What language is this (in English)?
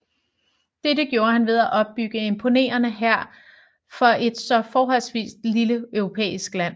Danish